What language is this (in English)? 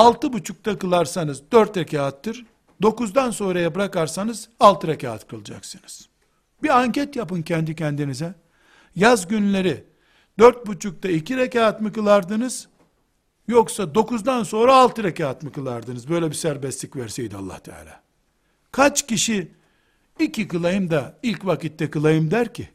Turkish